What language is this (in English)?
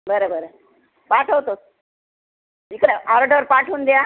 Marathi